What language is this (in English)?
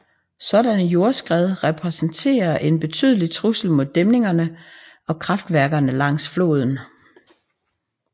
Danish